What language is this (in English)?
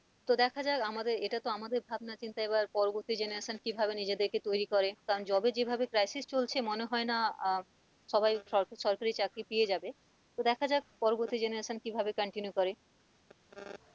Bangla